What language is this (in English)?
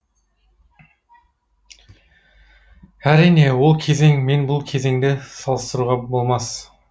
Kazakh